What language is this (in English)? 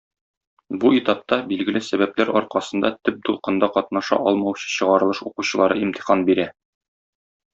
Tatar